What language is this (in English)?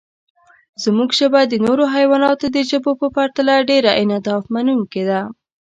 Pashto